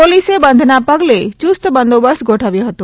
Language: Gujarati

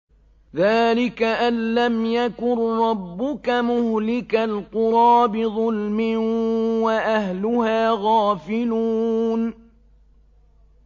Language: Arabic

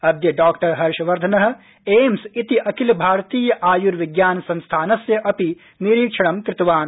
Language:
Sanskrit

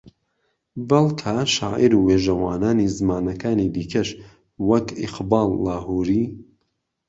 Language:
Central Kurdish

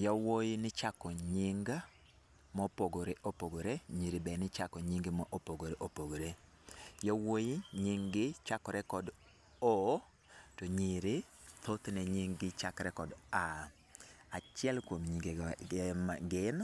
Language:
Luo (Kenya and Tanzania)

